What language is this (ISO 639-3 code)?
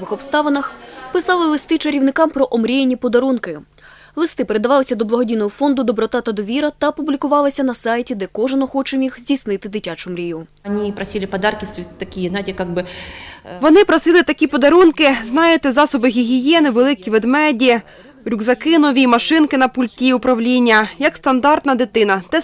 ukr